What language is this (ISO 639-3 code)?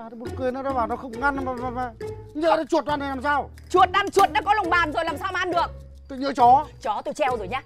vie